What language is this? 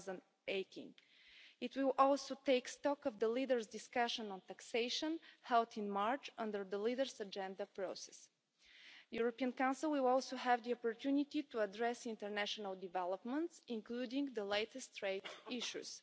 English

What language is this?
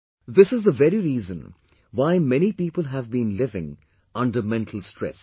English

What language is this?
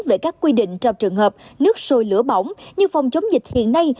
Vietnamese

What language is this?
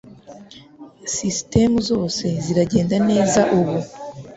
Kinyarwanda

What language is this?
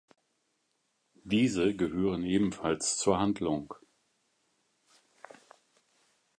German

